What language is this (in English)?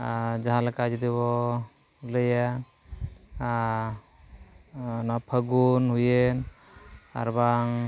Santali